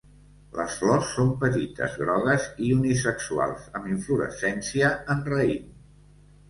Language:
Catalan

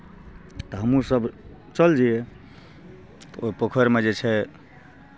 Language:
Maithili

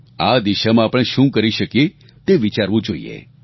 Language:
Gujarati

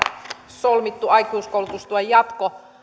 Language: Finnish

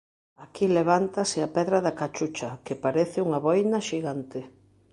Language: Galician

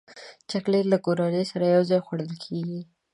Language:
Pashto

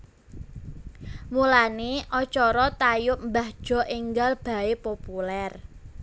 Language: Javanese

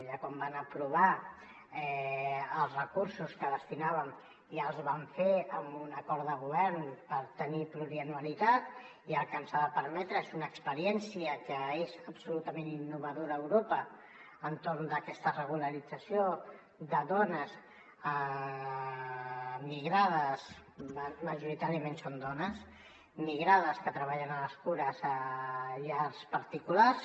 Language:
Catalan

